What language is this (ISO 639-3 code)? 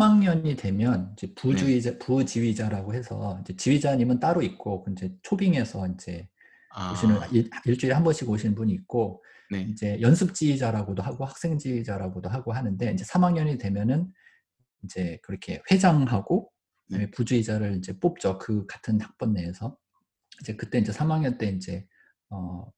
kor